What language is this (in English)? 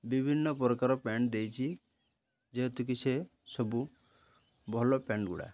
Odia